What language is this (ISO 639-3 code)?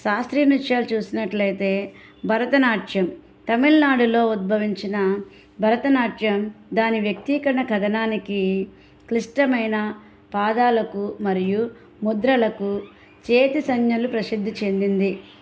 tel